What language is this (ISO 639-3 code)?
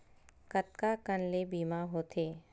hne